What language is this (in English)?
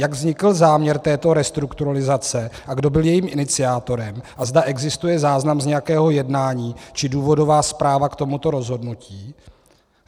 Czech